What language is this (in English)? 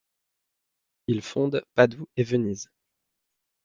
French